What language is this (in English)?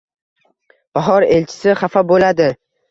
Uzbek